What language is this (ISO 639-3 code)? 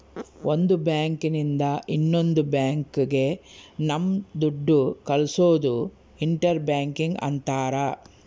kan